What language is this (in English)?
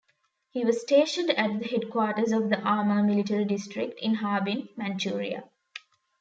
English